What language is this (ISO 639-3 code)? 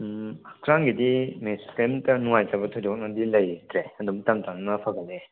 mni